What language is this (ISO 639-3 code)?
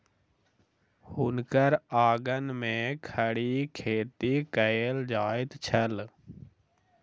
mai